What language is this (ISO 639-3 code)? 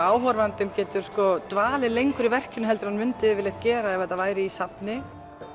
isl